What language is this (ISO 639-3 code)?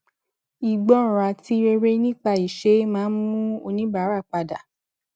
yor